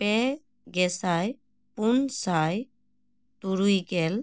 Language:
Santali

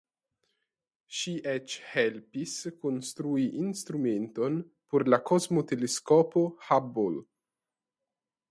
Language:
Esperanto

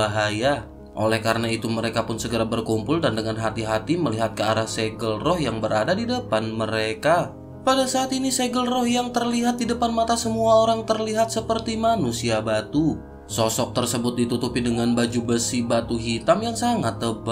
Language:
Indonesian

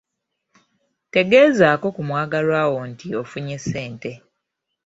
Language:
Ganda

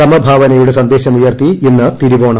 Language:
Malayalam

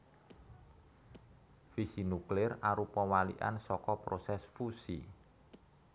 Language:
Javanese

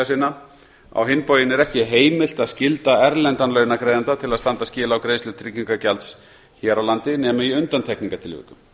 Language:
Icelandic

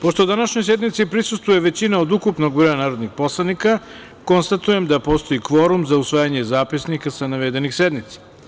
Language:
Serbian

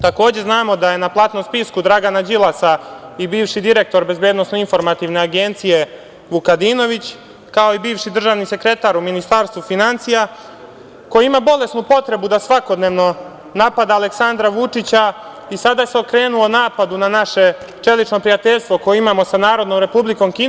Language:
Serbian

